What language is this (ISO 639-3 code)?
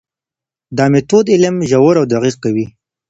pus